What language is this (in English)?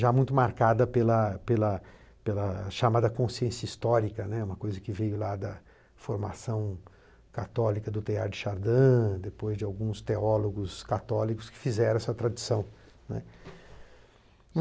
Portuguese